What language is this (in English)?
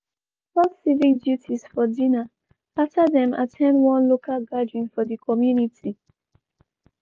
Nigerian Pidgin